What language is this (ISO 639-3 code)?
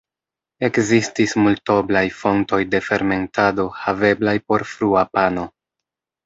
epo